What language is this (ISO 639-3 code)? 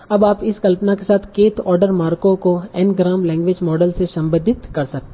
hin